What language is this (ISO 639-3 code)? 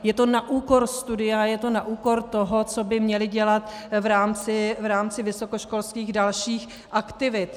ces